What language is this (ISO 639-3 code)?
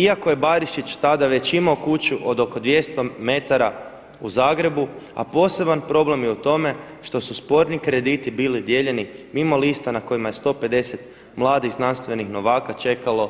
hrv